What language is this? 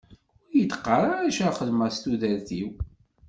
Kabyle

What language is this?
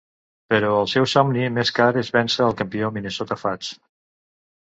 Catalan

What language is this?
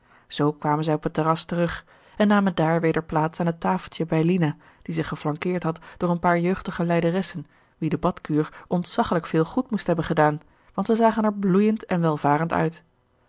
Dutch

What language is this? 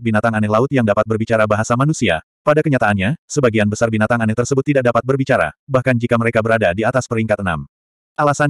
Indonesian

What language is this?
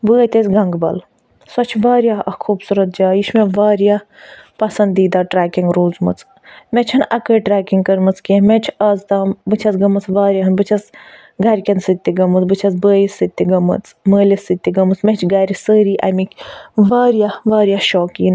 Kashmiri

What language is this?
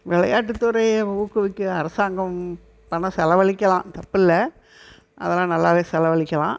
Tamil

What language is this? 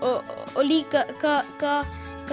Icelandic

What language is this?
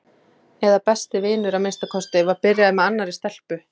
Icelandic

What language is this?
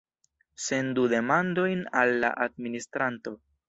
Esperanto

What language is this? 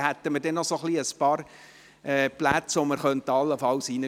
Swiss German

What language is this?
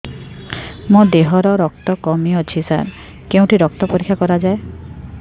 Odia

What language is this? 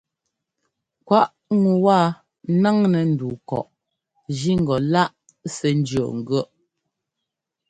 Ngomba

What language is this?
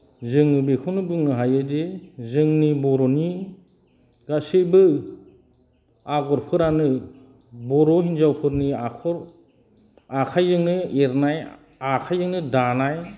Bodo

